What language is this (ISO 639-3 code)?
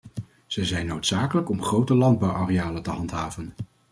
nld